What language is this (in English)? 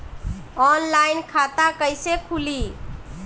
Bhojpuri